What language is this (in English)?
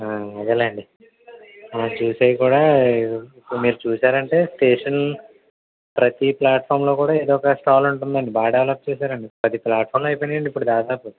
Telugu